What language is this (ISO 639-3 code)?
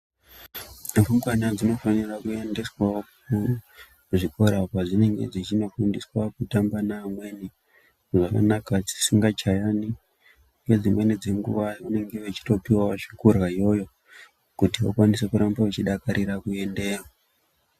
ndc